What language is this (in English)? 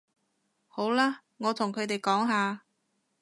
Cantonese